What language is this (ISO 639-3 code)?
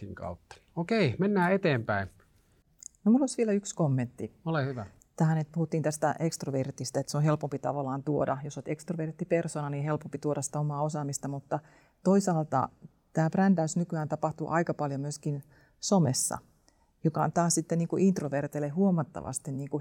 fin